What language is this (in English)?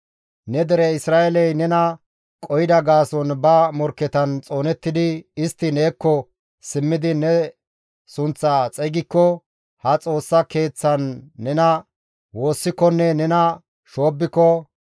Gamo